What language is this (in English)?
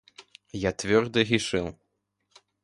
Russian